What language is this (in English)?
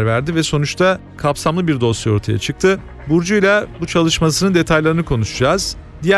Turkish